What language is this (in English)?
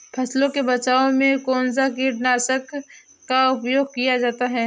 Hindi